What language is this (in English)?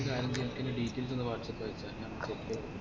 Malayalam